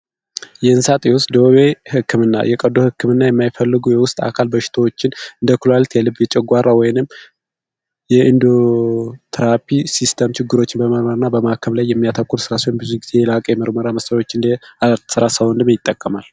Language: Amharic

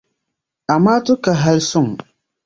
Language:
Dagbani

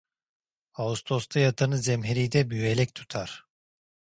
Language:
Turkish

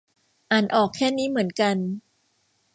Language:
Thai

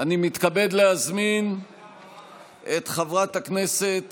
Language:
Hebrew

